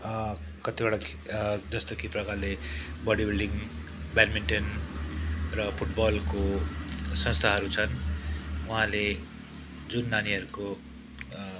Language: Nepali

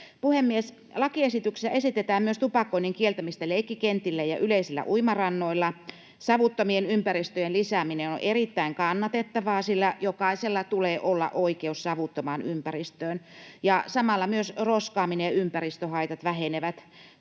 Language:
Finnish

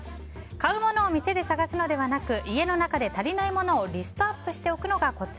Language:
Japanese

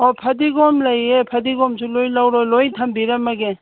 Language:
Manipuri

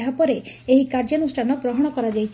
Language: Odia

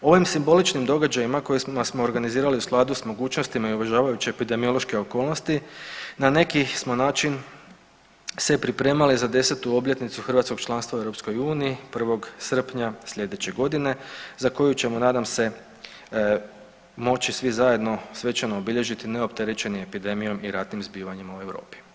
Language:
Croatian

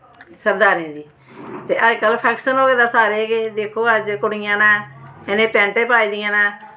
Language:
Dogri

